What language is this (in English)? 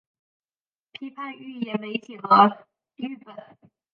Chinese